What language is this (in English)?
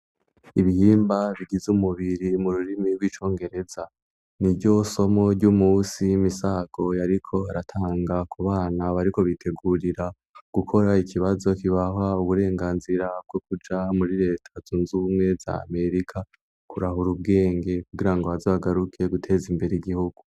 Rundi